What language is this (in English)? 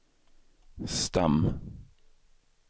Swedish